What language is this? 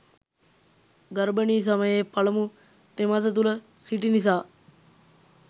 Sinhala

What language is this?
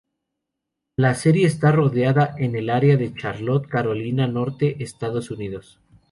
Spanish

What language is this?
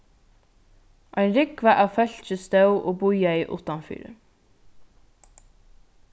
Faroese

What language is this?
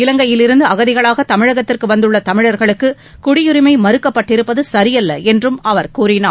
Tamil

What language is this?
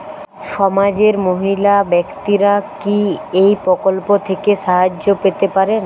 Bangla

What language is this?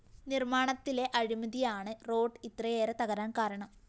Malayalam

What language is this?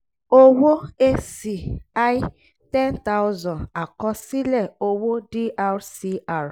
Yoruba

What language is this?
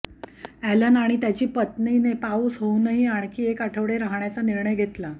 Marathi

